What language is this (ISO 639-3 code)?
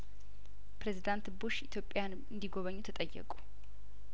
amh